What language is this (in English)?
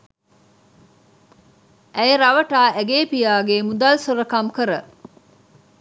Sinhala